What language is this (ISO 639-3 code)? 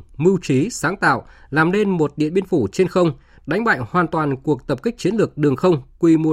vie